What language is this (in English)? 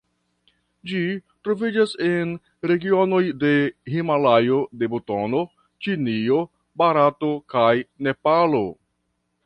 Esperanto